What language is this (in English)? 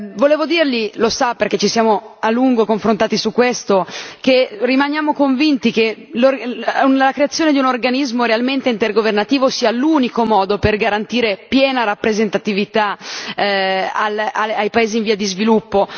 Italian